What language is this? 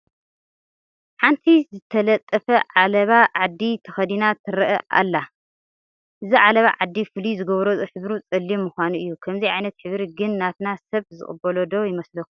Tigrinya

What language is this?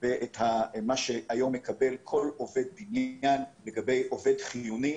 Hebrew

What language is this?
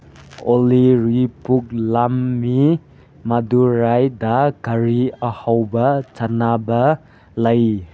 Manipuri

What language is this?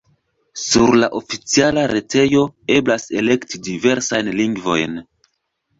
Esperanto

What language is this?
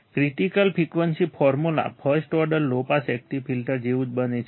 Gujarati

